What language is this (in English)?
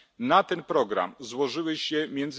Polish